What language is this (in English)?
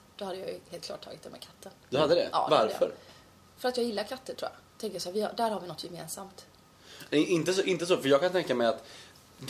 Swedish